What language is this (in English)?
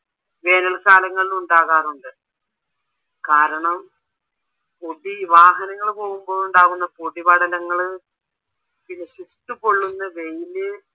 Malayalam